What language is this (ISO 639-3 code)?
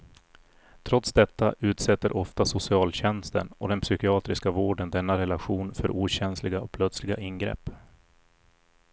swe